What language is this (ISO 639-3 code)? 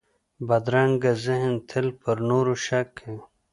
pus